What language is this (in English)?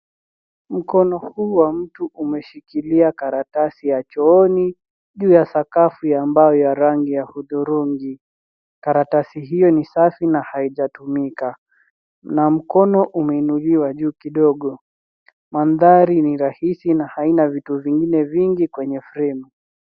Swahili